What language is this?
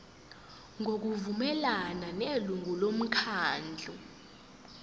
Zulu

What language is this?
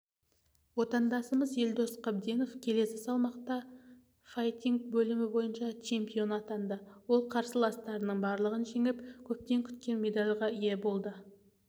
Kazakh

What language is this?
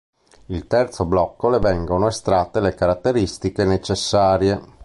Italian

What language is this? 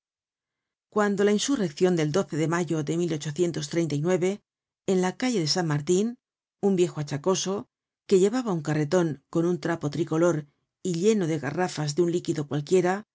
Spanish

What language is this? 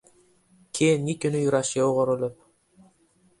Uzbek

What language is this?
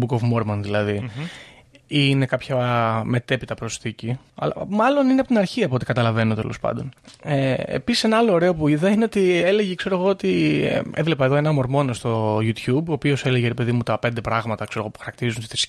Greek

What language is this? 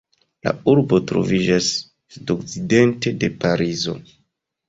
Esperanto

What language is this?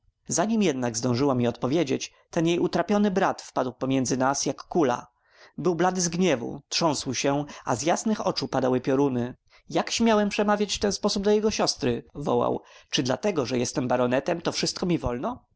Polish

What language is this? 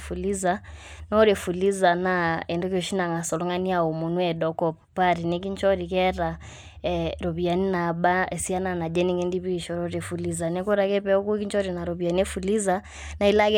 Masai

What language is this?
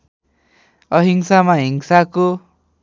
Nepali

